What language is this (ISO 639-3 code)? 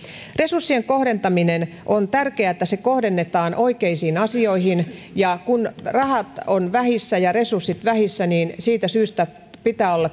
fin